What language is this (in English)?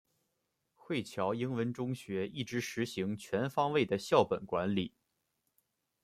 Chinese